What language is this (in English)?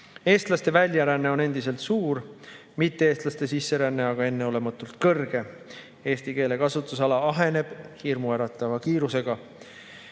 Estonian